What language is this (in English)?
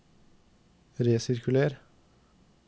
Norwegian